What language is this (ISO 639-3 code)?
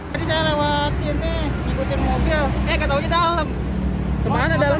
ind